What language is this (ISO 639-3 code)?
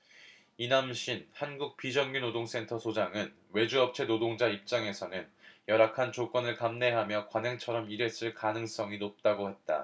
kor